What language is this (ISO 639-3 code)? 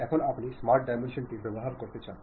ben